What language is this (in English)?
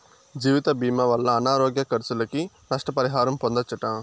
Telugu